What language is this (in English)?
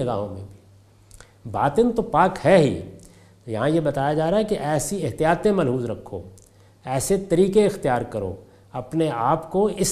Urdu